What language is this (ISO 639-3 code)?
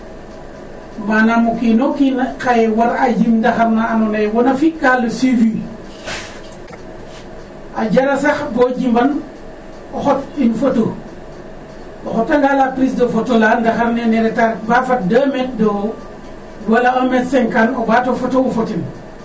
srr